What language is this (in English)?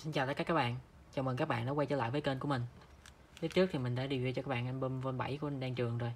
Vietnamese